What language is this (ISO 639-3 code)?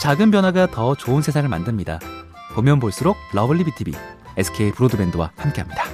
kor